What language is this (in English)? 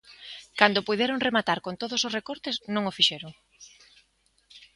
Galician